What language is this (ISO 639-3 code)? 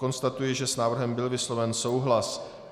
ces